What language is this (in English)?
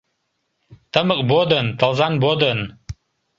Mari